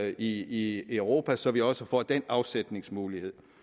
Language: Danish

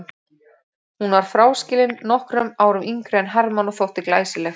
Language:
Icelandic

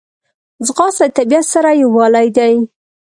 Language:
Pashto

